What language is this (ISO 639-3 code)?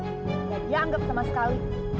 ind